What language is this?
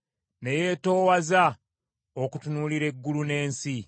Ganda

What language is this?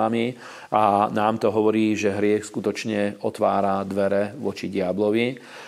Slovak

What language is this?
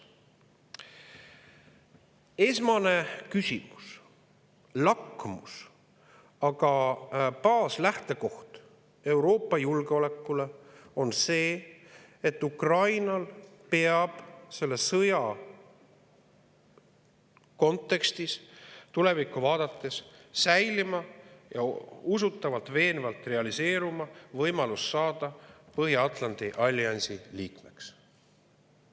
Estonian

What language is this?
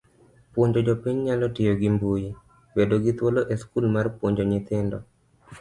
Luo (Kenya and Tanzania)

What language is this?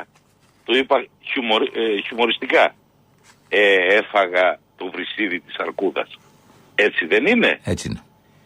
Greek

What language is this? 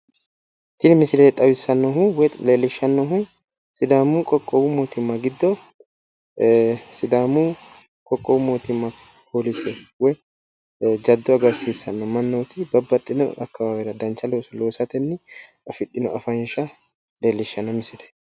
Sidamo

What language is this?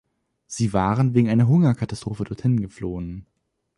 German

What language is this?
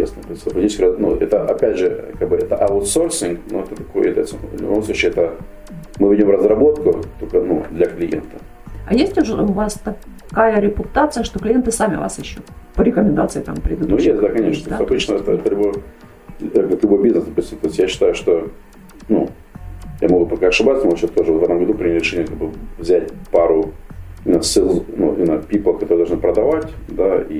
Russian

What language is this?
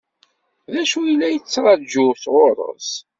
Kabyle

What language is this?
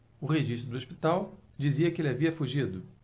Portuguese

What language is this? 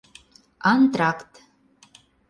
Mari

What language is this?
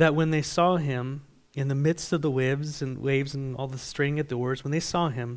English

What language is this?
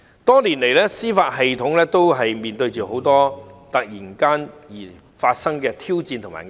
Cantonese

